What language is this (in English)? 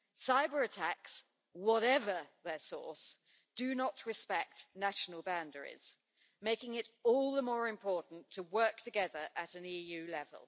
English